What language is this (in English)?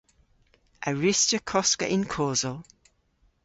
Cornish